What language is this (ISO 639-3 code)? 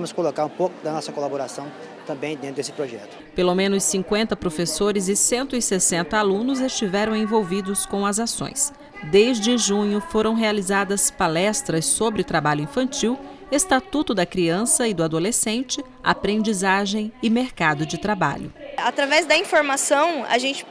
por